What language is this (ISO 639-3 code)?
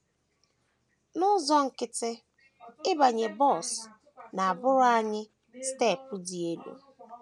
ibo